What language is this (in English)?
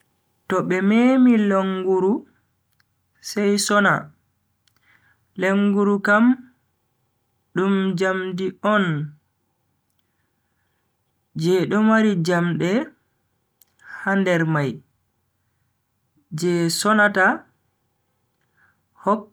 Bagirmi Fulfulde